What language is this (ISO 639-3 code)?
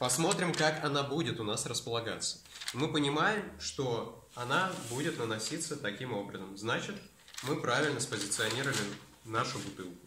rus